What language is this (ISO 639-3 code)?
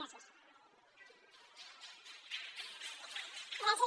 cat